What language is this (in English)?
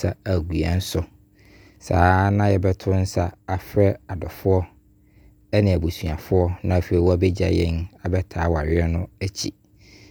Abron